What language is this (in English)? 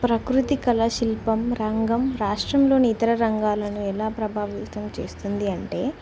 Telugu